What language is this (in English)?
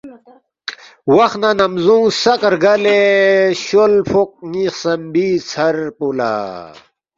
Balti